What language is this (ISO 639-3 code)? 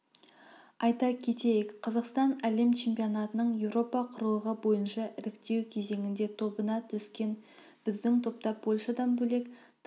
kaz